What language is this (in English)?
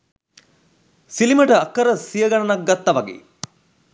Sinhala